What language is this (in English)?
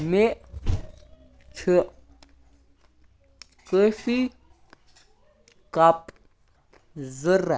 Kashmiri